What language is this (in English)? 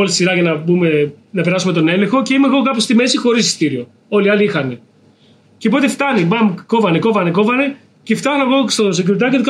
Greek